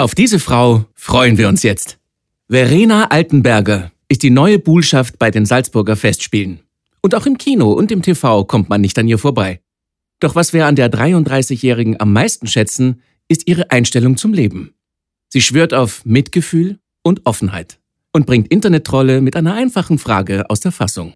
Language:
German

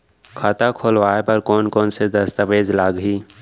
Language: Chhattisgarhi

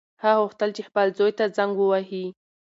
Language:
Pashto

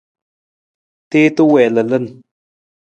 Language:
Nawdm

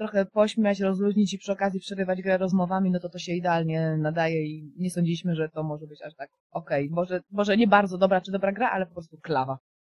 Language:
Polish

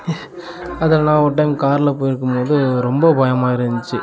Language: Tamil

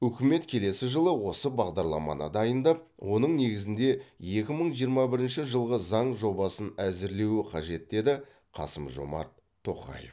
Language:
Kazakh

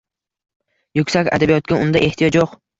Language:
Uzbek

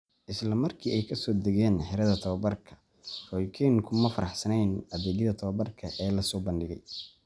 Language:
Somali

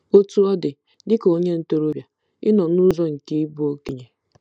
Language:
Igbo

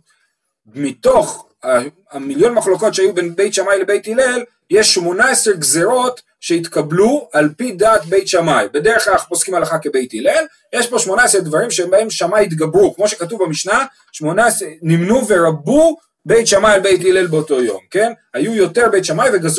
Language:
Hebrew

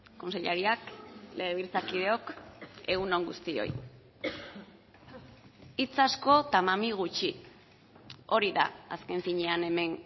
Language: Basque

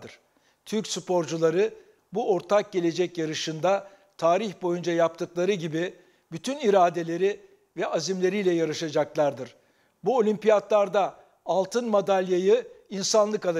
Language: Turkish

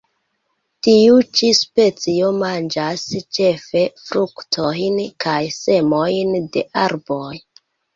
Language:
Esperanto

